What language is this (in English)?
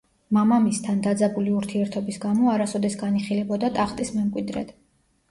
Georgian